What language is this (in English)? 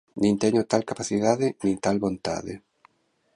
Galician